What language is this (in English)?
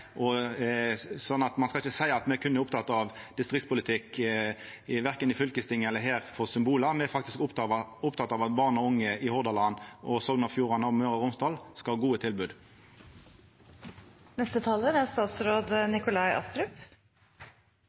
Norwegian Nynorsk